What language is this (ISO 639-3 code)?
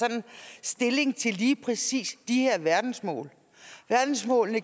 dan